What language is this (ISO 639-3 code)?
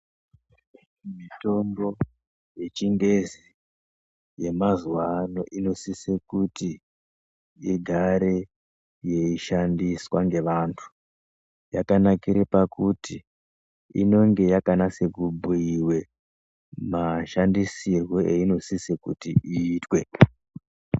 ndc